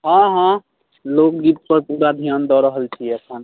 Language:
Maithili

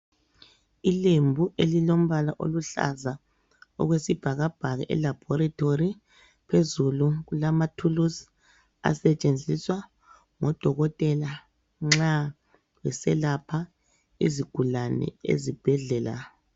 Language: North Ndebele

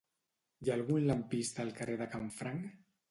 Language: Catalan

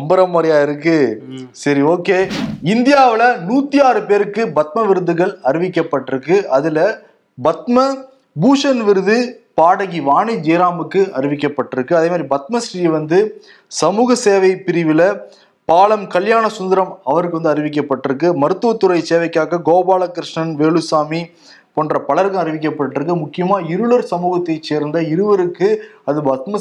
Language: Tamil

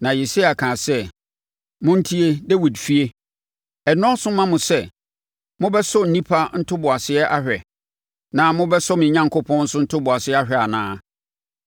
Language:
Akan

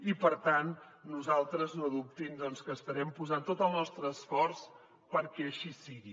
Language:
Catalan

